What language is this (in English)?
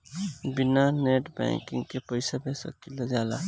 Bhojpuri